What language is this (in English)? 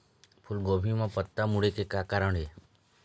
Chhattisgarhi